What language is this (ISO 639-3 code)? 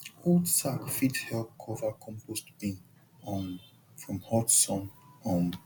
pcm